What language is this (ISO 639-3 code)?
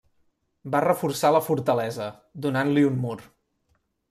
cat